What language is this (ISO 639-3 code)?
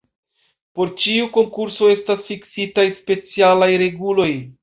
epo